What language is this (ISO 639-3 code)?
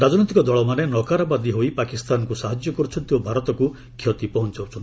ori